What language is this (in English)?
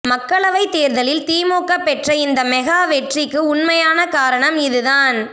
Tamil